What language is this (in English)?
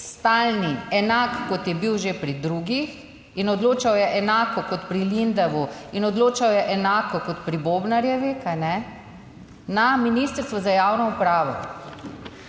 Slovenian